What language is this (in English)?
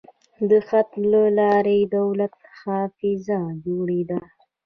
Pashto